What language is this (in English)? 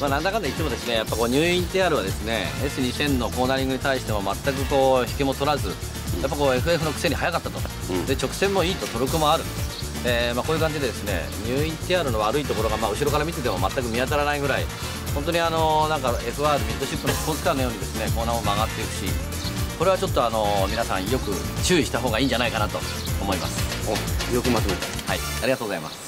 Japanese